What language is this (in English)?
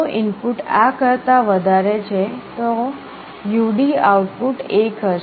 Gujarati